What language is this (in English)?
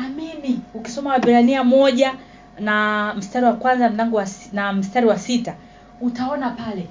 Swahili